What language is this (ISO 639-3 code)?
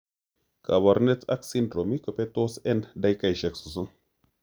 kln